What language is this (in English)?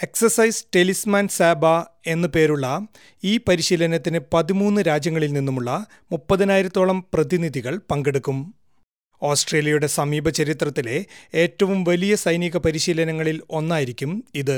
Malayalam